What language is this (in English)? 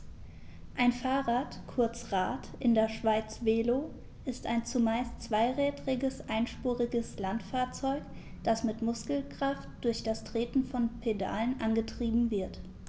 German